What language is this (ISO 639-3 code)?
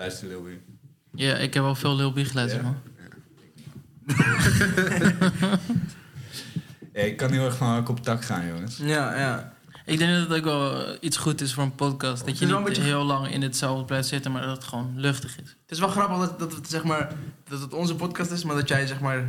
nld